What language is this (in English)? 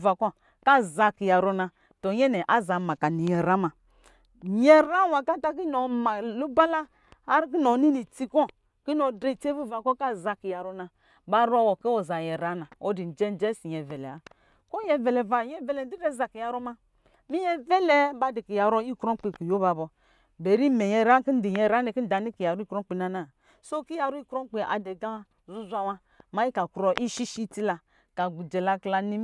Lijili